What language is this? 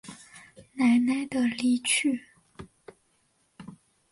Chinese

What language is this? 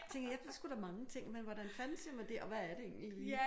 Danish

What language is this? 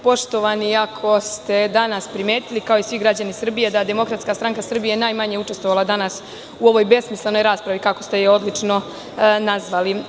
Serbian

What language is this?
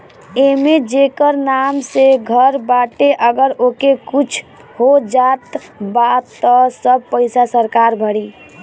Bhojpuri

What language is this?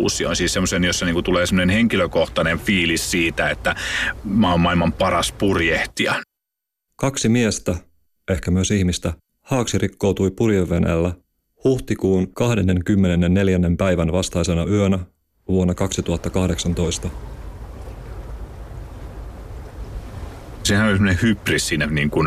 Finnish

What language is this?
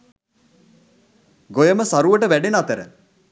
Sinhala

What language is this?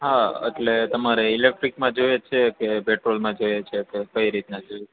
Gujarati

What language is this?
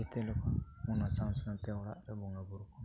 Santali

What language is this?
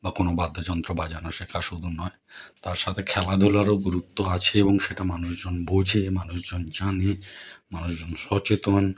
Bangla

